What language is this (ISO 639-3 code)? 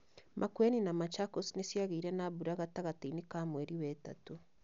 kik